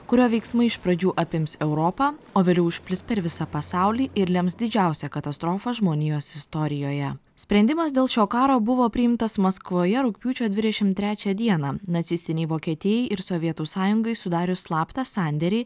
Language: Lithuanian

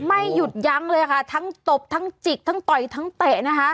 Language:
Thai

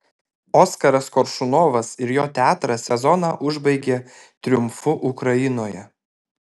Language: Lithuanian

